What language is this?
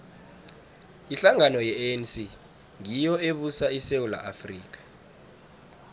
South Ndebele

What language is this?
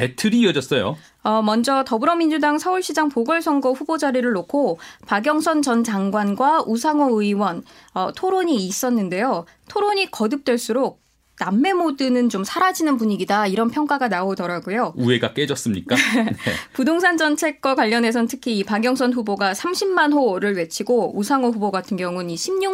Korean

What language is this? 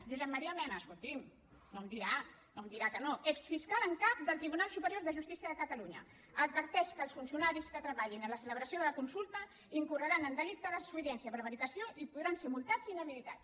Catalan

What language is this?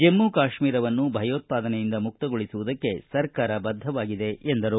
Kannada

